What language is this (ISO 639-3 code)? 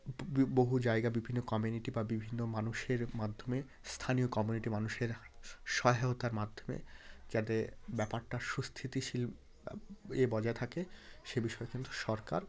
ben